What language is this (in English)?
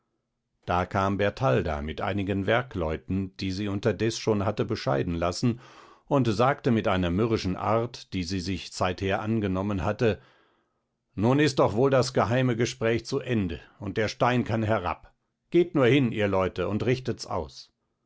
German